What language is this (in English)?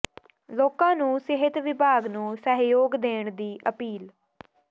Punjabi